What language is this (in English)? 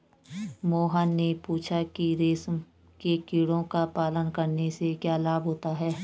Hindi